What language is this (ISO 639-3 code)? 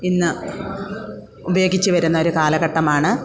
mal